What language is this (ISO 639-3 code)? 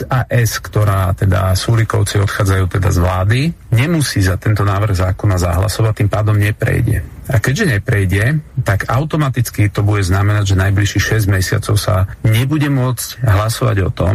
slk